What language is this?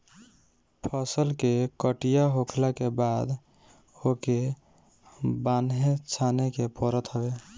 Bhojpuri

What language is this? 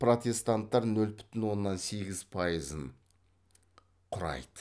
Kazakh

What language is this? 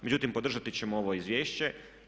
Croatian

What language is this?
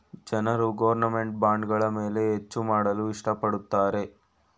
Kannada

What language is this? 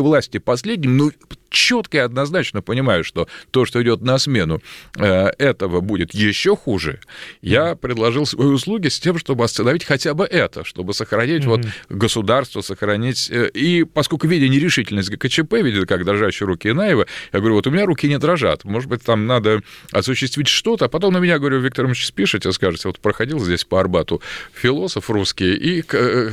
Russian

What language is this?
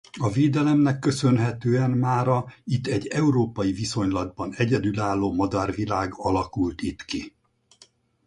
Hungarian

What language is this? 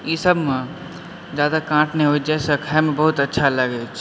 Maithili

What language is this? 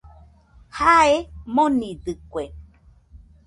Nüpode Huitoto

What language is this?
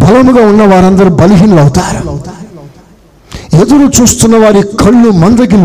Telugu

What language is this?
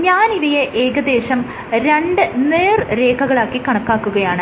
Malayalam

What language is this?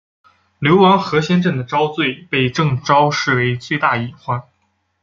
Chinese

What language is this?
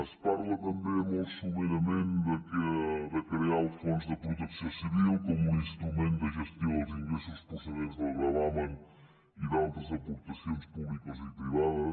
Catalan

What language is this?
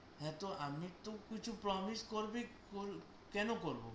Bangla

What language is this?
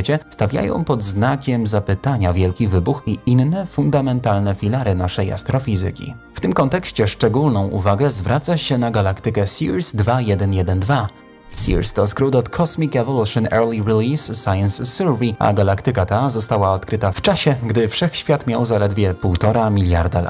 Polish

